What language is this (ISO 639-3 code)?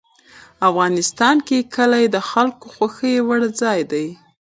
pus